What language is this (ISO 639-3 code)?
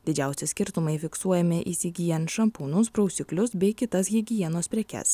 lit